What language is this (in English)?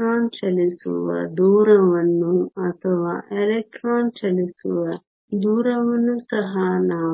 Kannada